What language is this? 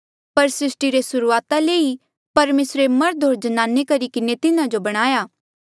Mandeali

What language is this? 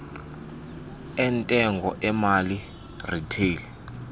Xhosa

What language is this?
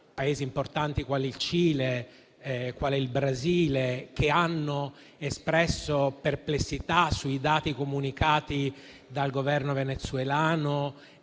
Italian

